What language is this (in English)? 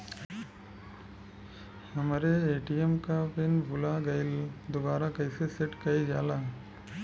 Bhojpuri